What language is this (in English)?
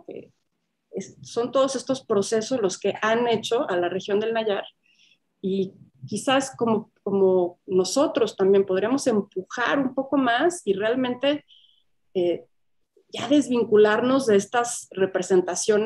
Spanish